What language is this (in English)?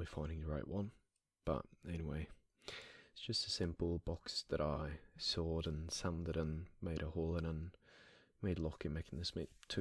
English